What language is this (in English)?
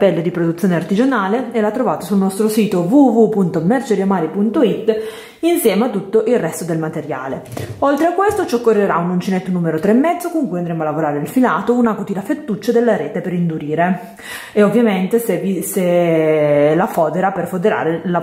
Italian